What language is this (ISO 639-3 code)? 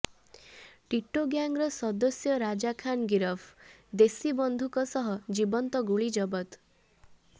ori